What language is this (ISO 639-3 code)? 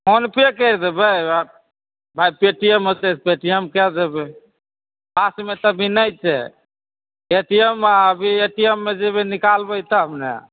mai